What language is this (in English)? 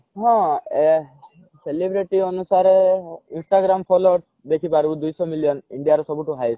Odia